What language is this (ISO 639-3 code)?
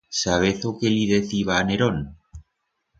arg